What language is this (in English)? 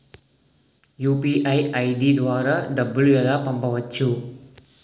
Telugu